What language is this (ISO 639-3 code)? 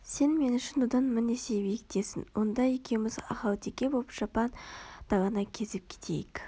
kaz